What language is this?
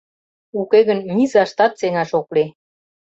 Mari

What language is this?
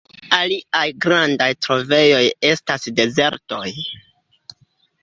Esperanto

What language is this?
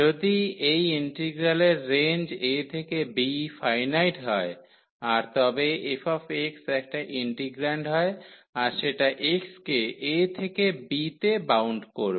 Bangla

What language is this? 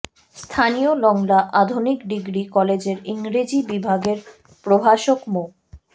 Bangla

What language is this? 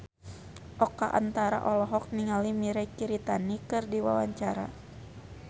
Sundanese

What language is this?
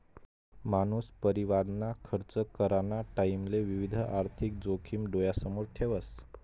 Marathi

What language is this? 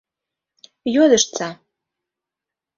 Mari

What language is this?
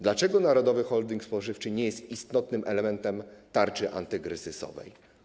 Polish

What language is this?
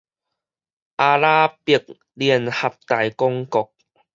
Min Nan Chinese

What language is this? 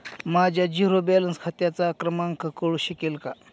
Marathi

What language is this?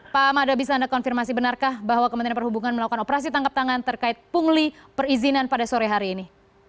Indonesian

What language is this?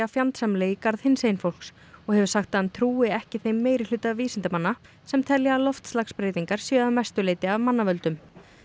Icelandic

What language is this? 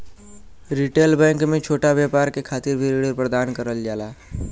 Bhojpuri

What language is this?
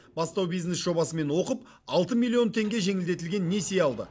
Kazakh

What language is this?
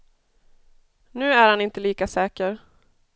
Swedish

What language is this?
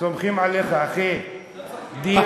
Hebrew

